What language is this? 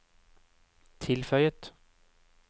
Norwegian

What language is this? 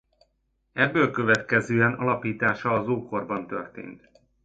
Hungarian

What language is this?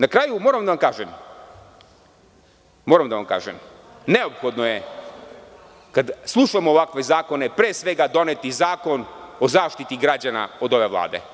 Serbian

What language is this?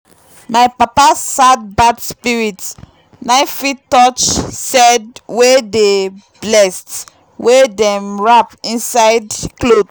Nigerian Pidgin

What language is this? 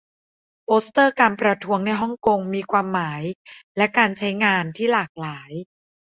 Thai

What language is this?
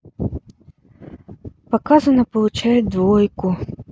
Russian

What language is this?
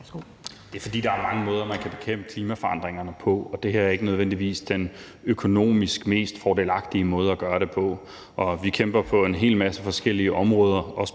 Danish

